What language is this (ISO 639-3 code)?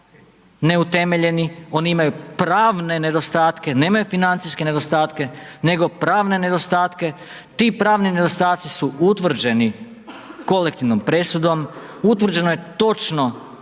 hrv